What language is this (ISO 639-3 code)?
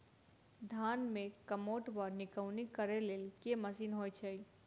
mai